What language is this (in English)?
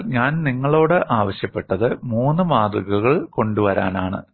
Malayalam